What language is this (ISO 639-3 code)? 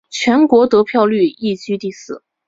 zho